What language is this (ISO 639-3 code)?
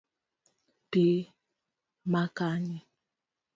luo